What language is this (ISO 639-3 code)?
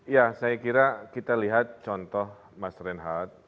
ind